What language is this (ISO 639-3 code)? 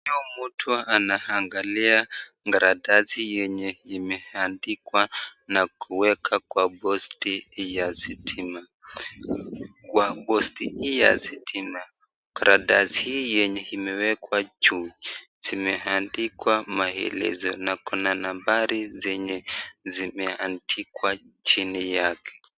swa